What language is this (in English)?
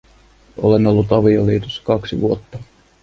Finnish